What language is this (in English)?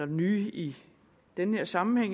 Danish